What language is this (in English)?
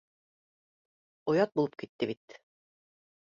Bashkir